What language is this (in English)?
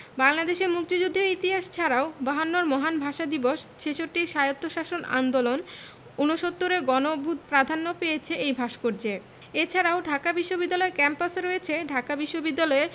Bangla